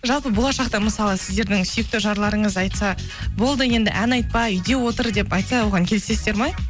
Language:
Kazakh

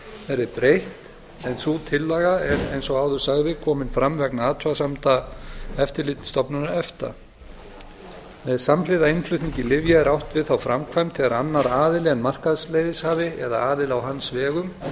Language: Icelandic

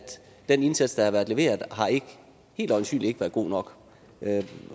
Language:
Danish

